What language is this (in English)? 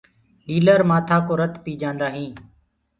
Gurgula